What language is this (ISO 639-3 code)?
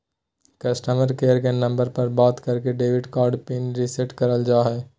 mag